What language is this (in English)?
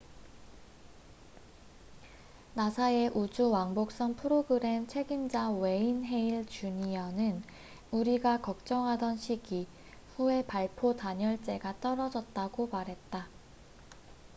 Korean